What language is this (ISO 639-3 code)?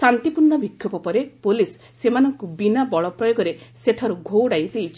ori